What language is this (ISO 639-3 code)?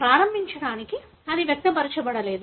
tel